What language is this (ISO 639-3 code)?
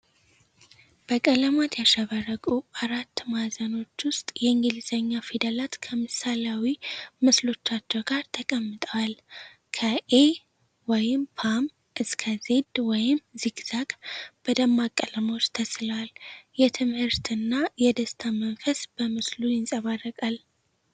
amh